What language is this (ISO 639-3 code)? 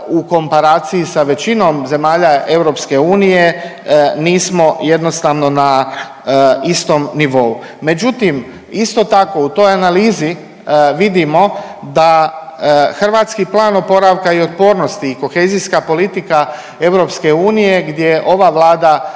hrv